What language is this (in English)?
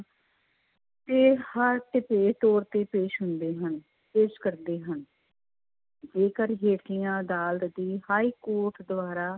Punjabi